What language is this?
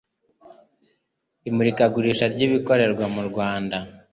Kinyarwanda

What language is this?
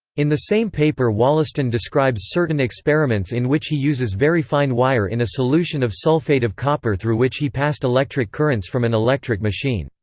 English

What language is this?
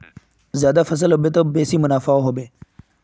Magahi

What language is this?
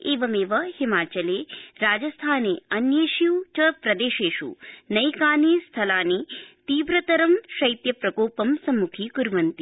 Sanskrit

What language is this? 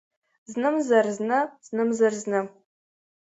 Abkhazian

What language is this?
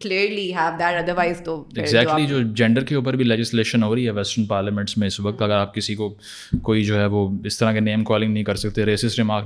Urdu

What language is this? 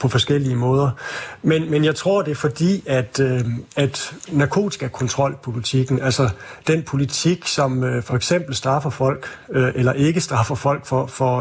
Danish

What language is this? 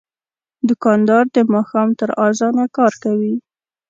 Pashto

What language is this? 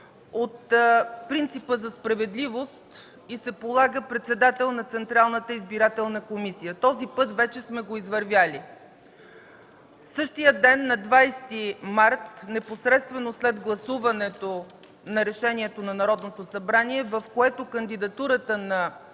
Bulgarian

